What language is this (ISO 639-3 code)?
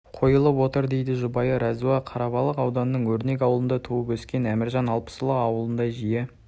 kaz